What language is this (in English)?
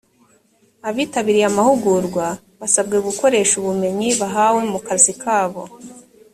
Kinyarwanda